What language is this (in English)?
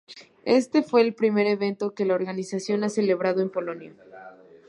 Spanish